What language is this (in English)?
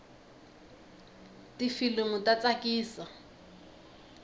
Tsonga